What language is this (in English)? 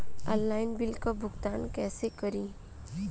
Bhojpuri